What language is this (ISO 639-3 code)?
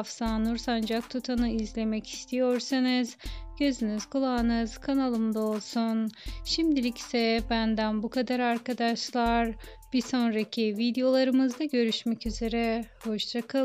tur